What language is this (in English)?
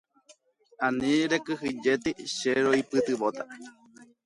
Guarani